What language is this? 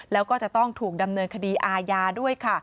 Thai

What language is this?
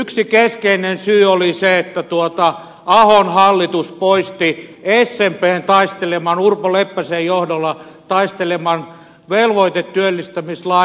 Finnish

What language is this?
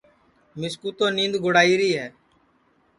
Sansi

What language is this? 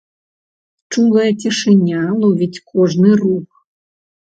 Belarusian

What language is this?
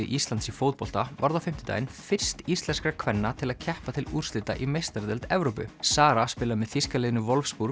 Icelandic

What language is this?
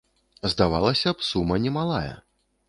Belarusian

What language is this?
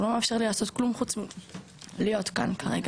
Hebrew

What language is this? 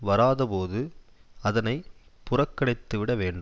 Tamil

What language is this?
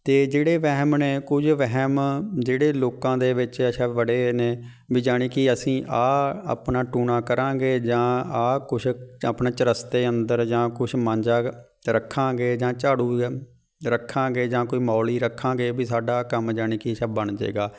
Punjabi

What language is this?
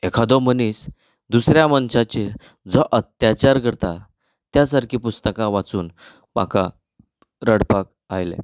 Konkani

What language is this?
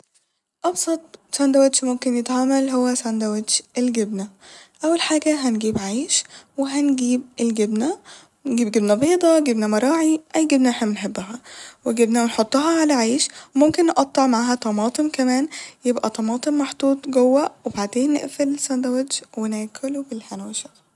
Egyptian Arabic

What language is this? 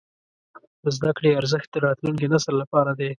Pashto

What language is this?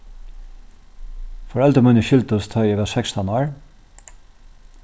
Faroese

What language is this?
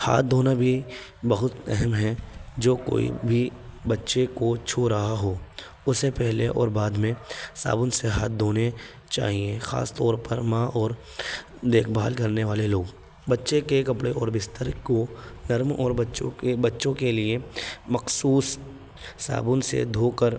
Urdu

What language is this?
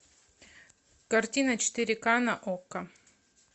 Russian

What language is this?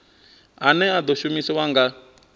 Venda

